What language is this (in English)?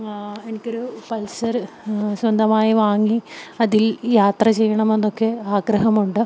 Malayalam